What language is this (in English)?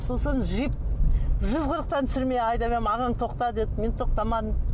Kazakh